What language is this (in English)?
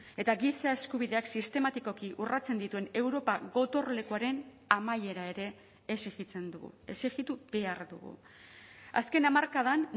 Basque